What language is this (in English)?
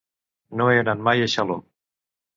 Catalan